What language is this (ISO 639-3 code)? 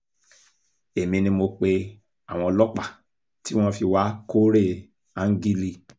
yor